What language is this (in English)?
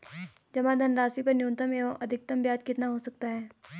Hindi